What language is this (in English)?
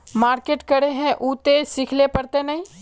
Magahi